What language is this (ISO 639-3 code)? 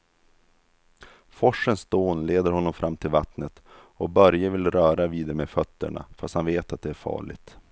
swe